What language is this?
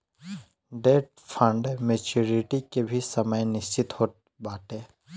Bhojpuri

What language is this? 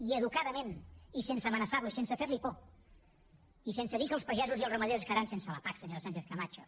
Catalan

